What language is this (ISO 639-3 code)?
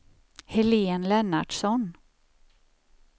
swe